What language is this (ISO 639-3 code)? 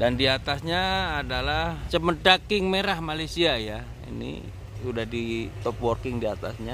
ind